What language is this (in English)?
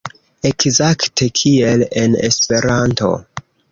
Esperanto